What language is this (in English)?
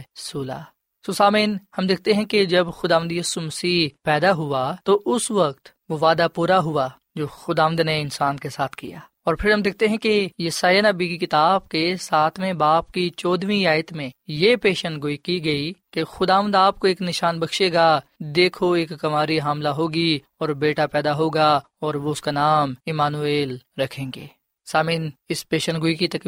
Urdu